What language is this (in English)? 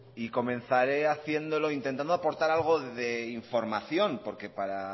Spanish